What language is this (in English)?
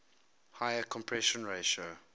English